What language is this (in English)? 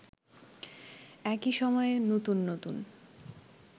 Bangla